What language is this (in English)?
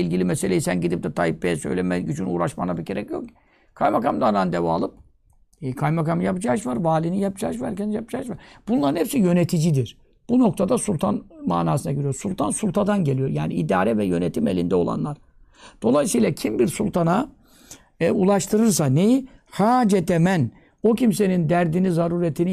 Turkish